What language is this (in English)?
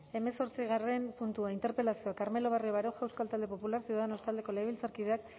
Basque